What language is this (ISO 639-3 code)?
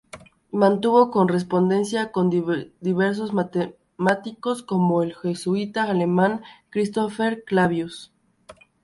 spa